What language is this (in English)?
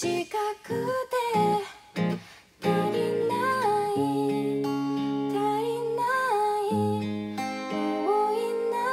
Korean